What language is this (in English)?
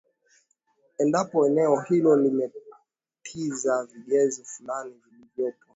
Swahili